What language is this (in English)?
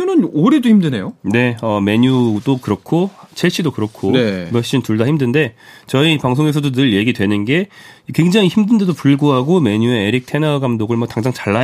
Korean